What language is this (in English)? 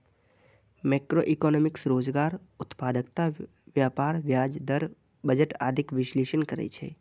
Maithili